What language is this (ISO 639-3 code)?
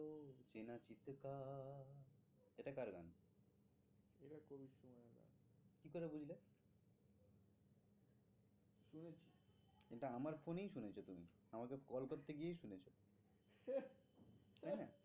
ben